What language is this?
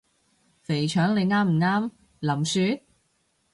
Cantonese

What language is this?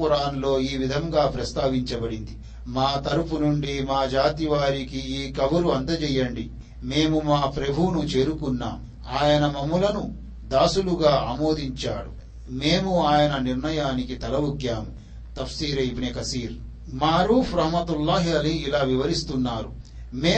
Telugu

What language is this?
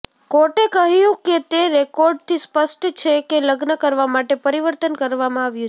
Gujarati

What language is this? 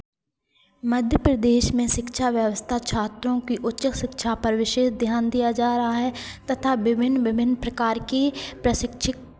Hindi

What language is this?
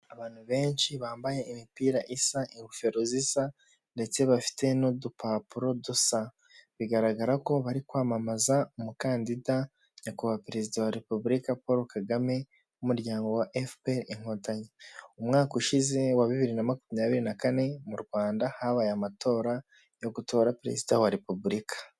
Kinyarwanda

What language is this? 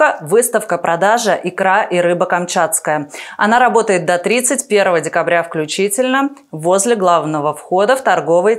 Russian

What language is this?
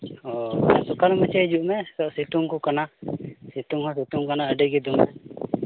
Santali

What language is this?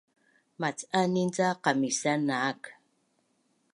Bunun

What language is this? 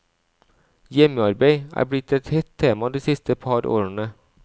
Norwegian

